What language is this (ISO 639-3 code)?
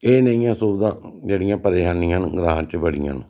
doi